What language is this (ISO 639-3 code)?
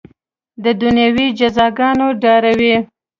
pus